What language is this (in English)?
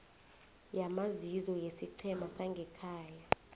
South Ndebele